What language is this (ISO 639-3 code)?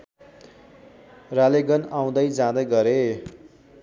nep